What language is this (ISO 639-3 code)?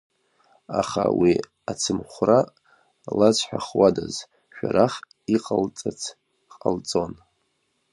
abk